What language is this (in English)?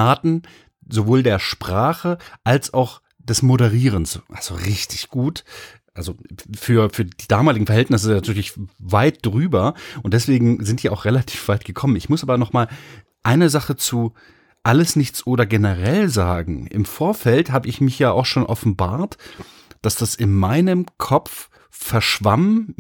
German